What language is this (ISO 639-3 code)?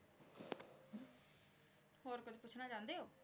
pan